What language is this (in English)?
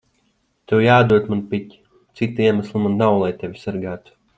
Latvian